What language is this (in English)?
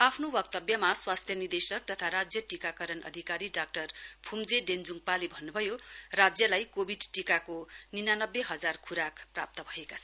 Nepali